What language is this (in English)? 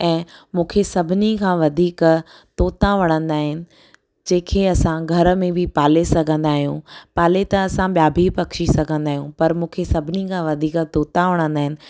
Sindhi